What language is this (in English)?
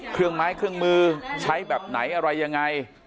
Thai